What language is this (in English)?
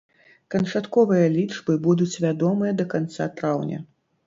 Belarusian